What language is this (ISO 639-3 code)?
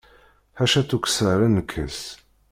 kab